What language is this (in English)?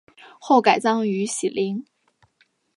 Chinese